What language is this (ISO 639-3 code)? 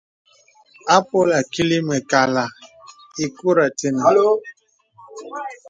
beb